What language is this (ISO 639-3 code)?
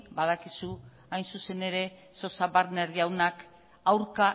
eus